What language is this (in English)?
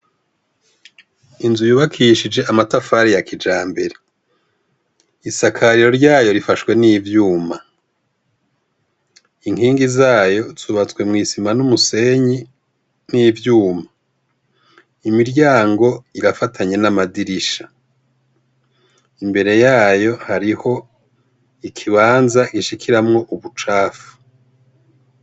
Rundi